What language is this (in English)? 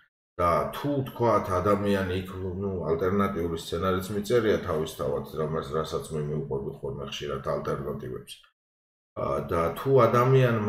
Romanian